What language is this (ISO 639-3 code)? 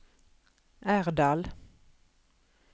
nor